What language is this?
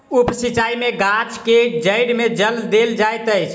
Maithili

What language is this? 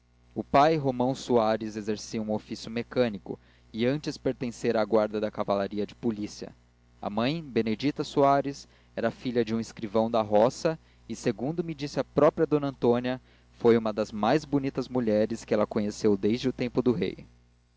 Portuguese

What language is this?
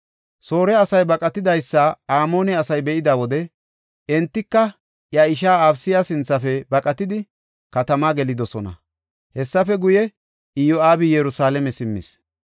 Gofa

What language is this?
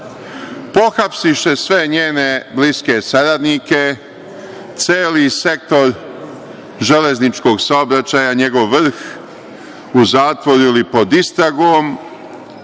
Serbian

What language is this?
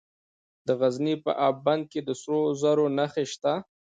Pashto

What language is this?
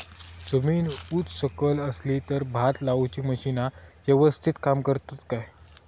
Marathi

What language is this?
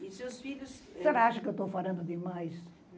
Portuguese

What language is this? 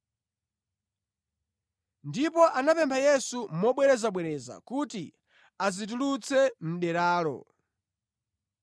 Nyanja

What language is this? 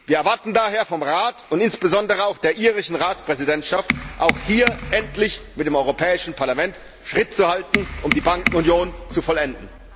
German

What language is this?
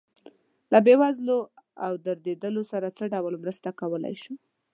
Pashto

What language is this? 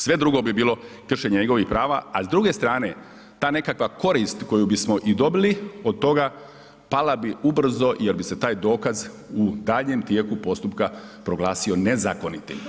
Croatian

